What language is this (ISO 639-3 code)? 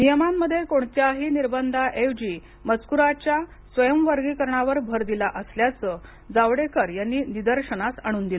mar